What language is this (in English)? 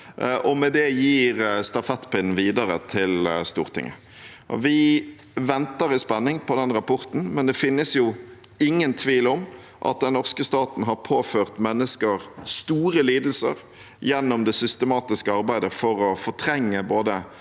Norwegian